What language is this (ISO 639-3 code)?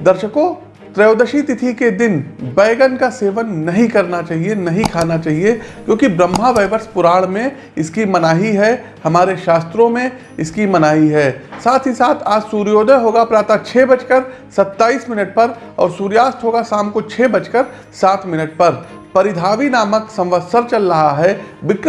hin